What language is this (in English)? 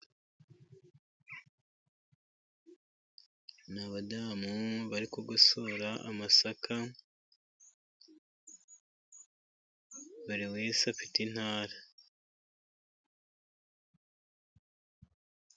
Kinyarwanda